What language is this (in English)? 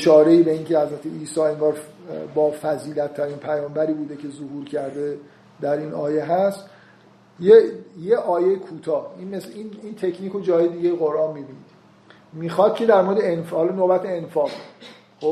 Persian